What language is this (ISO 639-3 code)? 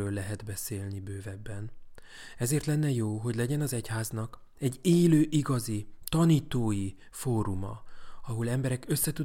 hun